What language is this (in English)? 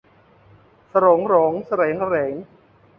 Thai